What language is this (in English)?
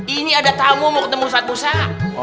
Indonesian